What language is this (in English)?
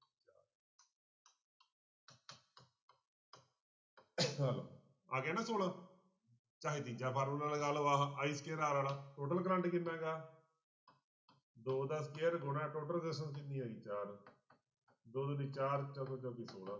Punjabi